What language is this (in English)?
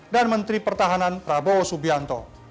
Indonesian